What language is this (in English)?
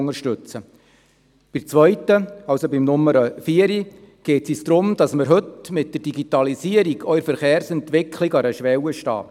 Swiss German